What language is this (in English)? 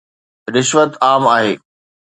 Sindhi